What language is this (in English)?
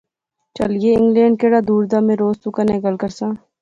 Pahari-Potwari